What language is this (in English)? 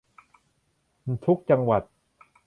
Thai